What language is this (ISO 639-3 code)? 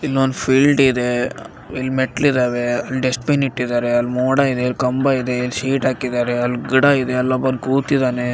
kan